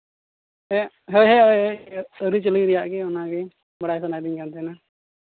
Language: Santali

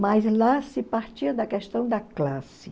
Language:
Portuguese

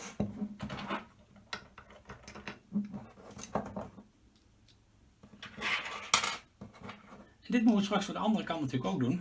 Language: Dutch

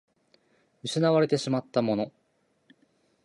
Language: Japanese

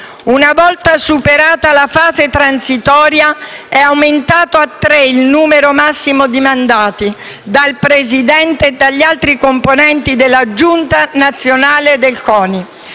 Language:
Italian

